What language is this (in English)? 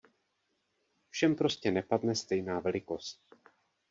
Czech